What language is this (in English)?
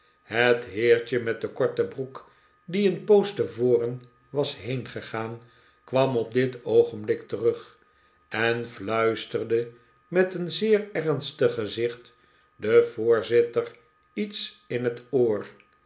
Dutch